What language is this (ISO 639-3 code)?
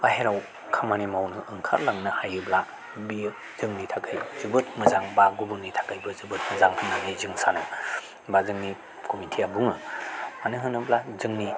brx